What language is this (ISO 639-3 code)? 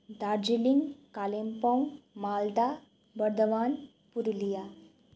nep